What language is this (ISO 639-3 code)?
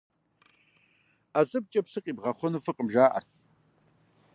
kbd